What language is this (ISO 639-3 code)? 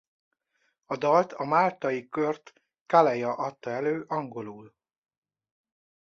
hun